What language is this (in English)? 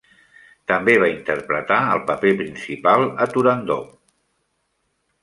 Catalan